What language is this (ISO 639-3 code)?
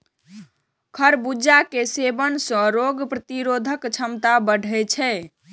mai